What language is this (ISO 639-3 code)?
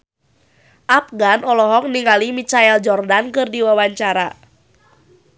sun